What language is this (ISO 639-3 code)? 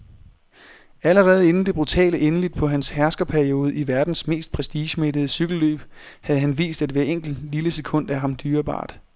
dan